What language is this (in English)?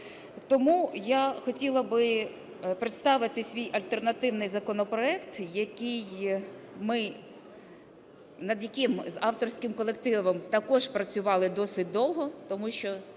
Ukrainian